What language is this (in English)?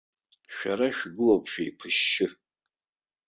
Abkhazian